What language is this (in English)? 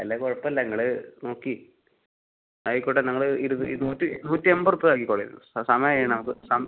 Malayalam